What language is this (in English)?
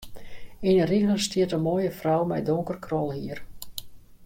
Western Frisian